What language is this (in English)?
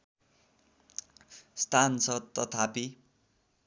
Nepali